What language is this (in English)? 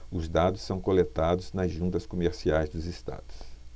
Portuguese